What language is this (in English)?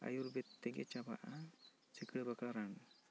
Santali